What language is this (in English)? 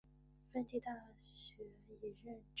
Chinese